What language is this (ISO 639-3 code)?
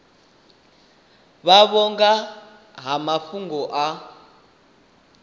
ven